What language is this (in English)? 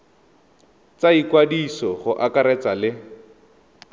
Tswana